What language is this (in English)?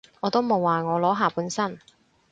Cantonese